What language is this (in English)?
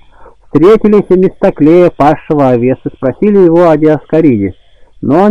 Russian